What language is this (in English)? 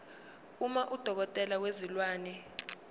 Zulu